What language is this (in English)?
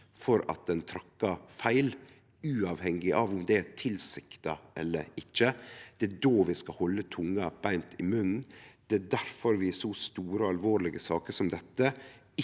Norwegian